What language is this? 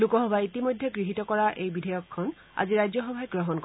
Assamese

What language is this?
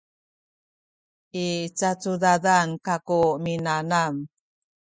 Sakizaya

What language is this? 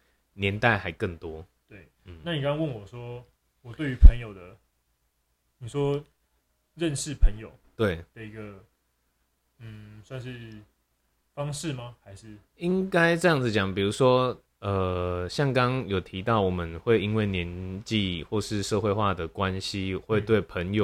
Chinese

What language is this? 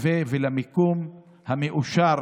Hebrew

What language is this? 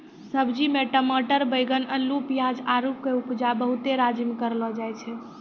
Maithili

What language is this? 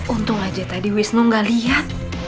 Indonesian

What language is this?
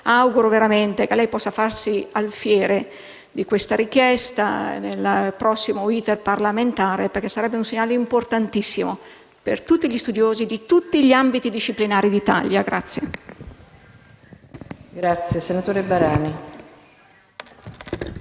Italian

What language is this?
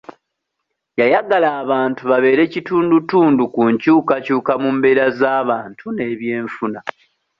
Ganda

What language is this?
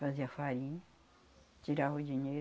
Portuguese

